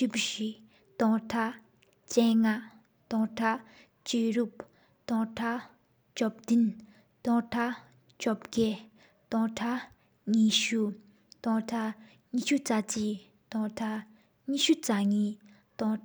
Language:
Sikkimese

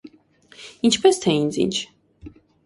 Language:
Armenian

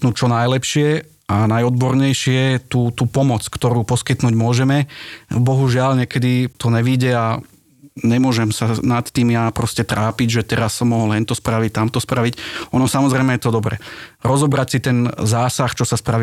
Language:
Slovak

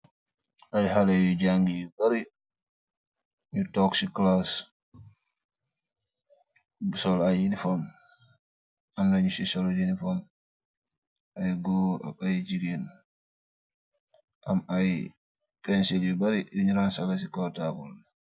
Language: Wolof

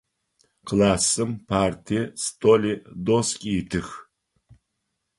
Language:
Adyghe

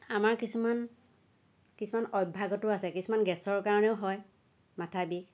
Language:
Assamese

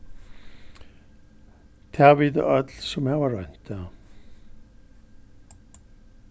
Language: Faroese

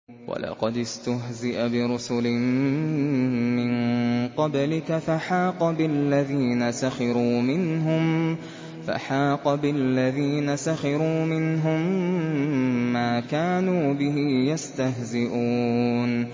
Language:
Arabic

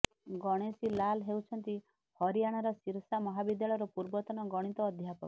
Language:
Odia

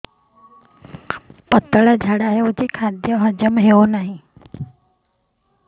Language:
Odia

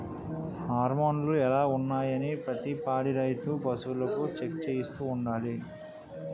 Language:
Telugu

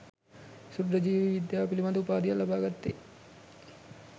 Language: Sinhala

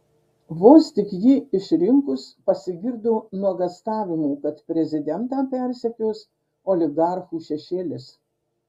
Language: Lithuanian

